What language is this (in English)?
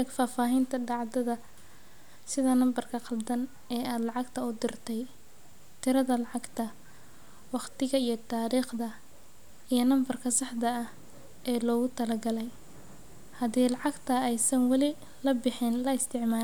Somali